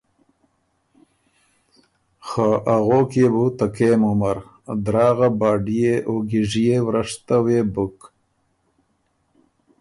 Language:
Ormuri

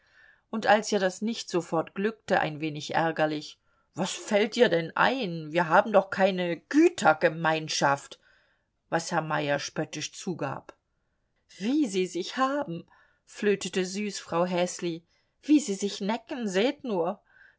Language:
German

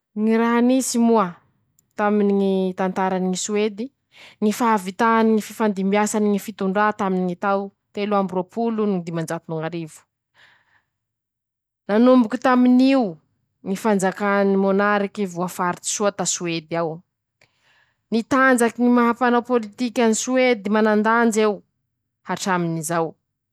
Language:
Masikoro Malagasy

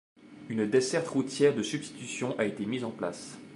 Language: French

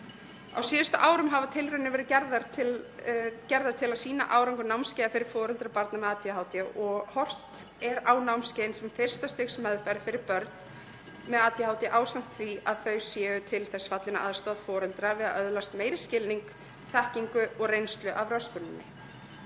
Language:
Icelandic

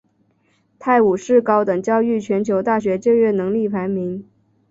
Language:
Chinese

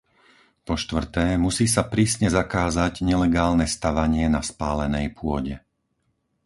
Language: Slovak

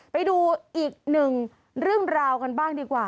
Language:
Thai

